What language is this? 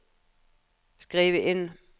Norwegian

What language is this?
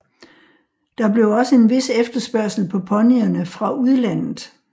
Danish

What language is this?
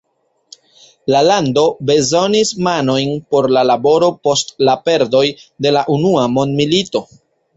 Esperanto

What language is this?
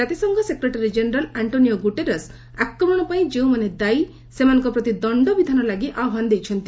Odia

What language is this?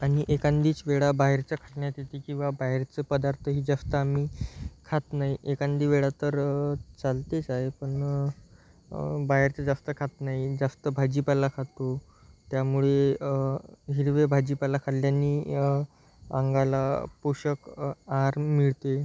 Marathi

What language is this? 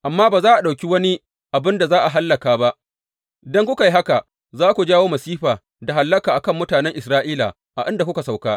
Hausa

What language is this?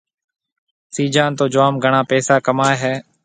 Marwari (Pakistan)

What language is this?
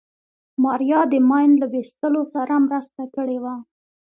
Pashto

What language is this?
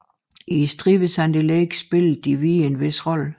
Danish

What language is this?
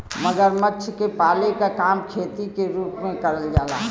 Bhojpuri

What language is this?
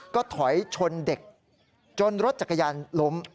Thai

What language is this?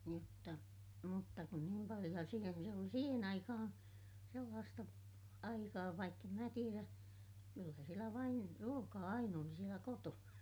Finnish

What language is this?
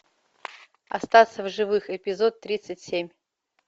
Russian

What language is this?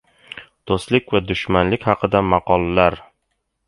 Uzbek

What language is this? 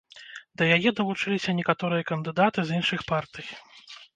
Belarusian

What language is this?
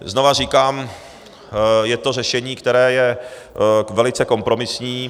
Czech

